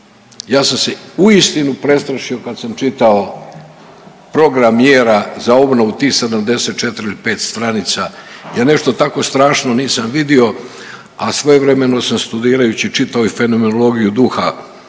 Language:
Croatian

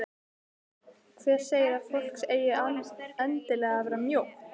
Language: Icelandic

